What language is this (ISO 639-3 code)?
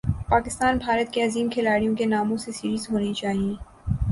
urd